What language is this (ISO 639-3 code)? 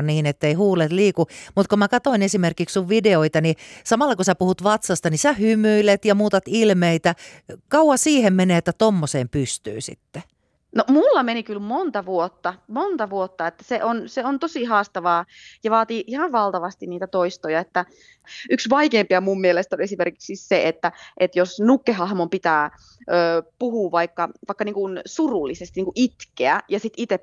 fin